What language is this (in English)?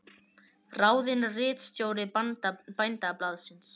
Icelandic